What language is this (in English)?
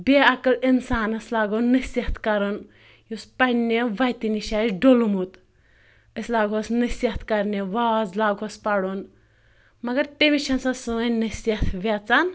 Kashmiri